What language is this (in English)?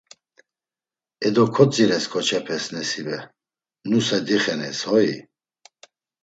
Laz